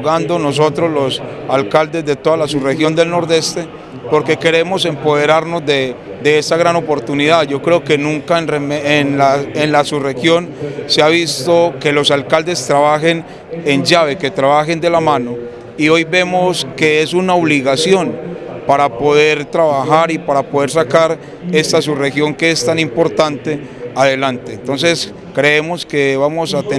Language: Spanish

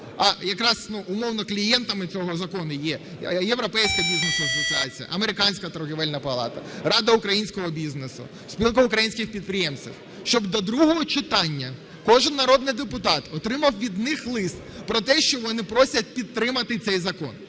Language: Ukrainian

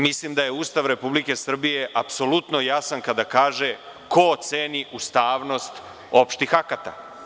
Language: Serbian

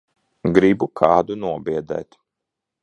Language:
Latvian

